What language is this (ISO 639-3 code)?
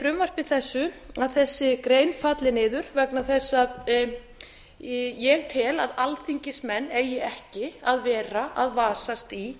isl